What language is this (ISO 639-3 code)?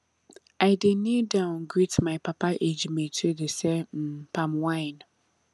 pcm